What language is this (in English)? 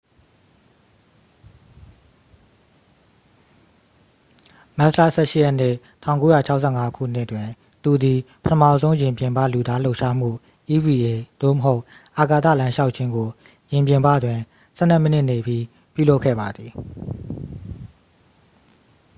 Burmese